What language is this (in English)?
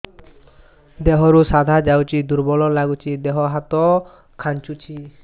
Odia